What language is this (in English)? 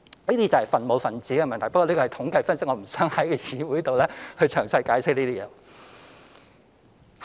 Cantonese